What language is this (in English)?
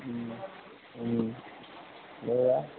Assamese